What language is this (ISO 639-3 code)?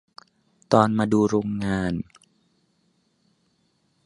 tha